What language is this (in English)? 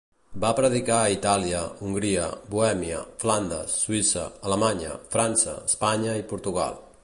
Catalan